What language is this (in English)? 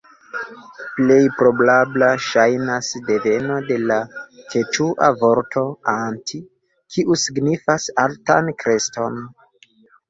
Esperanto